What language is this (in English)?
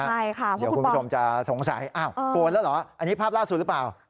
Thai